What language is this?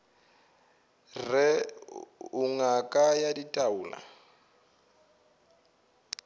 Northern Sotho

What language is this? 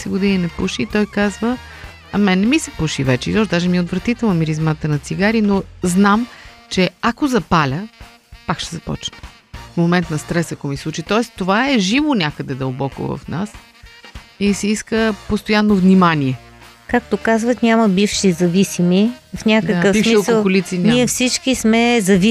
Bulgarian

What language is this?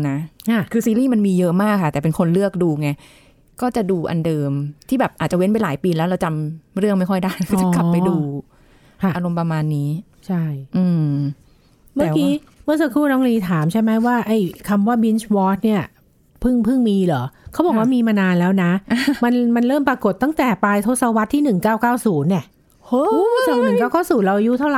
Thai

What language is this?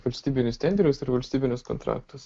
Lithuanian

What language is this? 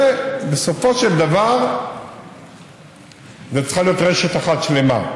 Hebrew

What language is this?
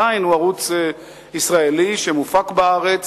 Hebrew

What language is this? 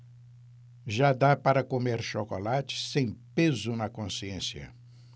Portuguese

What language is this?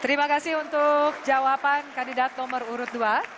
Indonesian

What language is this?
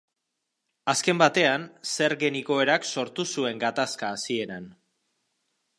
Basque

